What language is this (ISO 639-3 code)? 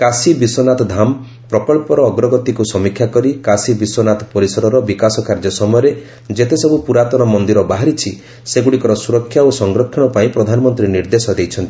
ori